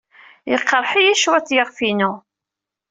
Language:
Kabyle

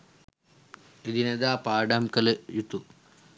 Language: Sinhala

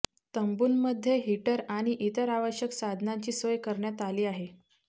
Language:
Marathi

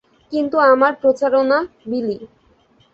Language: Bangla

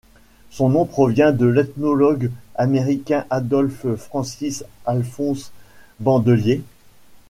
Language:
French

